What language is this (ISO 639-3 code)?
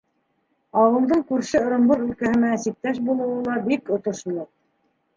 bak